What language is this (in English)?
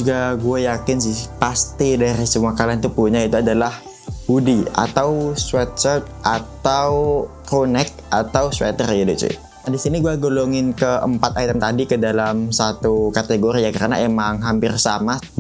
Indonesian